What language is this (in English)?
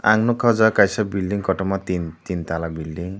Kok Borok